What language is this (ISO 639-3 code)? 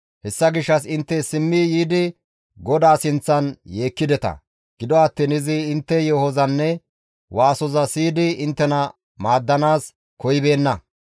gmv